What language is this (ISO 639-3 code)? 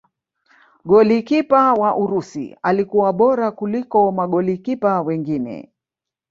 swa